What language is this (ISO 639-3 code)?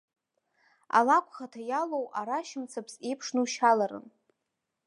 abk